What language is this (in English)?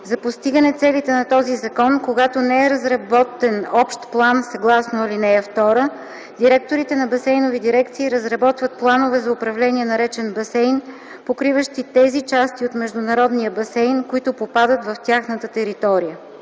Bulgarian